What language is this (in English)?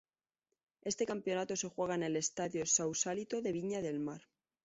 Spanish